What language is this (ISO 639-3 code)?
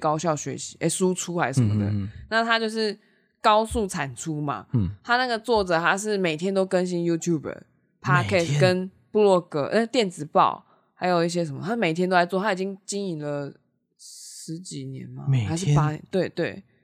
zho